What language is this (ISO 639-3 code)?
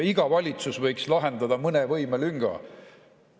est